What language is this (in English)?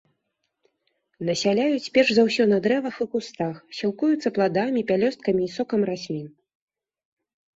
Belarusian